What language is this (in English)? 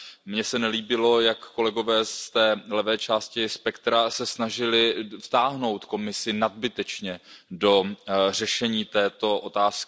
Czech